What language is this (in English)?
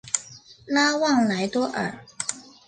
Chinese